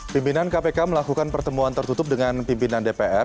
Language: Indonesian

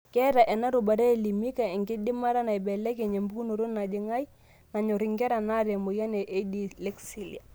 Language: Masai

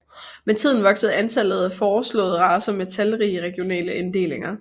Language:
Danish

